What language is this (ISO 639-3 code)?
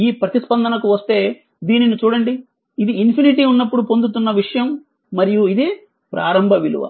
tel